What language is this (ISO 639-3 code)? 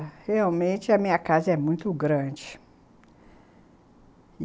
por